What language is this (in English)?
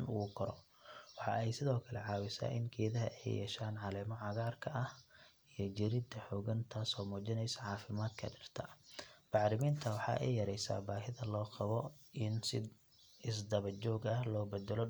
Somali